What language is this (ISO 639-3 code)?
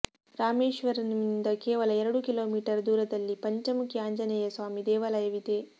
kan